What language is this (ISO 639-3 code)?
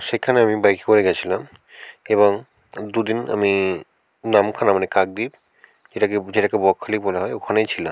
ben